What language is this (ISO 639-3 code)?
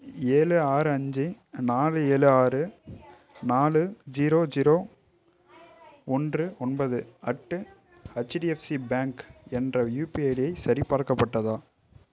tam